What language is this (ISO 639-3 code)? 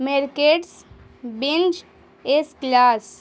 urd